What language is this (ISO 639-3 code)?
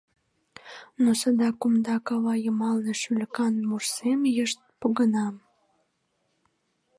chm